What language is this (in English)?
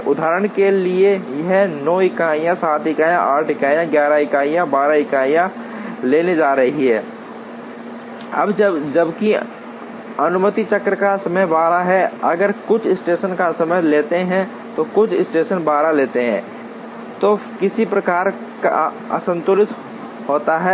Hindi